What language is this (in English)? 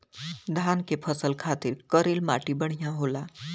Bhojpuri